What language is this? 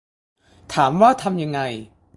Thai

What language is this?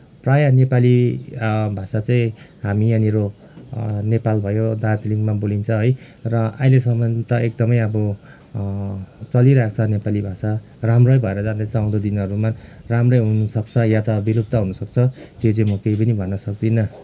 Nepali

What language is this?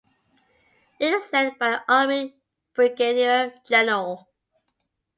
English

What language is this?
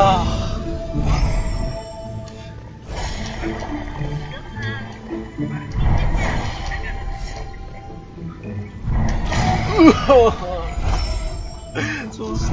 Indonesian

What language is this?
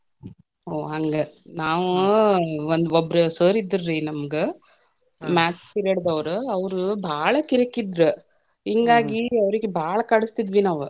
Kannada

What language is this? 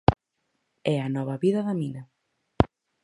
Galician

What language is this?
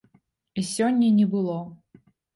Belarusian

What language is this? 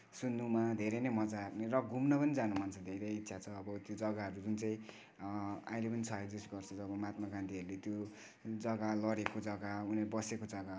Nepali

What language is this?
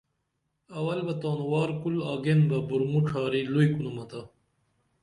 Dameli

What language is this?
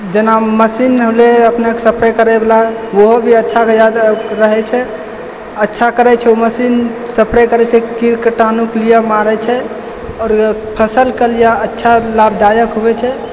Maithili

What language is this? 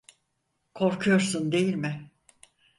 Turkish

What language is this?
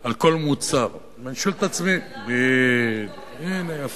Hebrew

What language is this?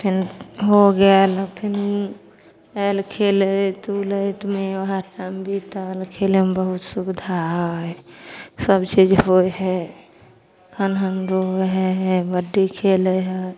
Maithili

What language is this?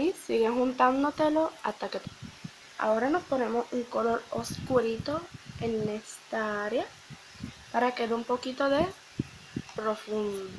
Spanish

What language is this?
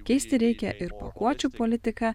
Lithuanian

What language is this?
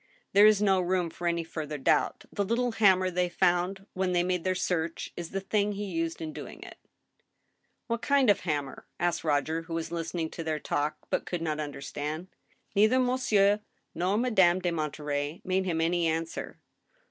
English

